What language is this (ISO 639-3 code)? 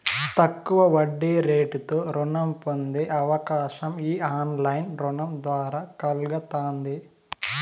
tel